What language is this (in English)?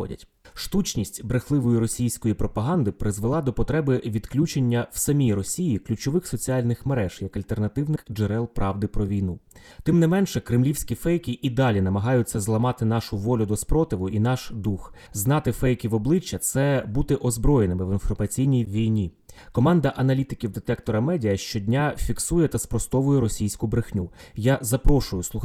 Ukrainian